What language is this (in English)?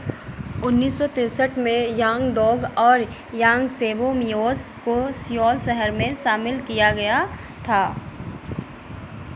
Hindi